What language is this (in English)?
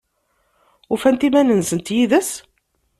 Kabyle